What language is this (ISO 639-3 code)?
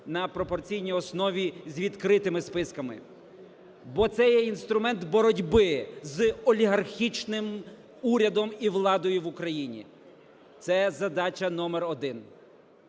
ukr